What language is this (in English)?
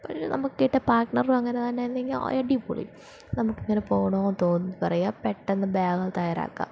Malayalam